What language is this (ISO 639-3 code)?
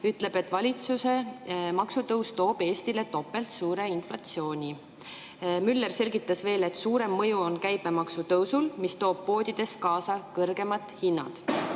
est